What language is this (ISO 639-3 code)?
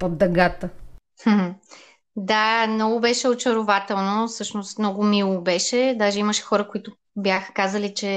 bul